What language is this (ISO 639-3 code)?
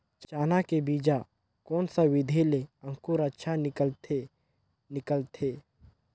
hne